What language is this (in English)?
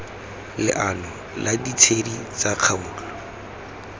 Tswana